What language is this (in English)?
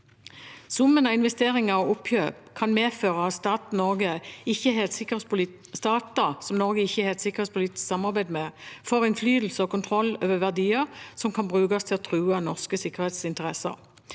Norwegian